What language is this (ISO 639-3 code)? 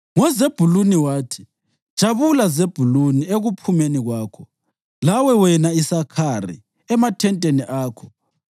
nde